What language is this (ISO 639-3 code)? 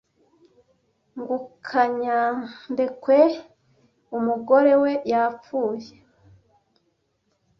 kin